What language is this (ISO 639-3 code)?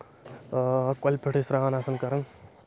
kas